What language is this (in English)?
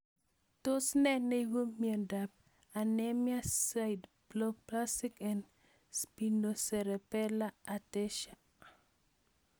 Kalenjin